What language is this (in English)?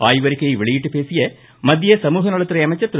Tamil